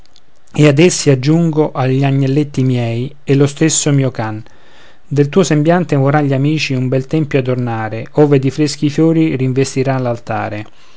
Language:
Italian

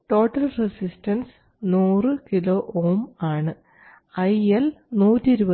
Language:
Malayalam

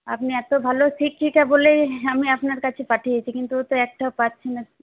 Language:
Bangla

